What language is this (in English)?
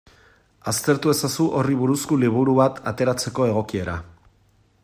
Basque